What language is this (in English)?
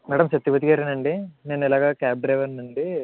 Telugu